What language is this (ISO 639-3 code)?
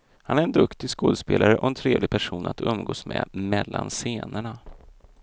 swe